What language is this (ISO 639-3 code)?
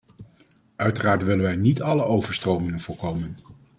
nld